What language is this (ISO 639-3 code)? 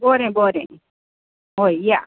kok